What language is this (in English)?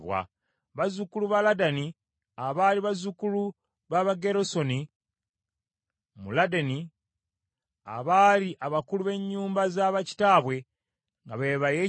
Ganda